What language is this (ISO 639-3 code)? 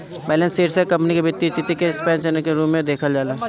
bho